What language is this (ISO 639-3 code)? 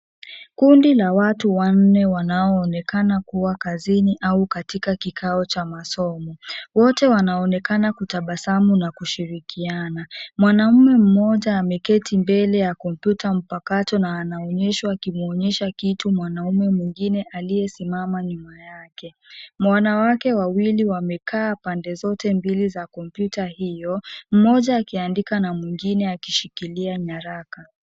swa